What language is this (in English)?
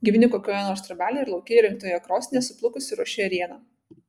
Lithuanian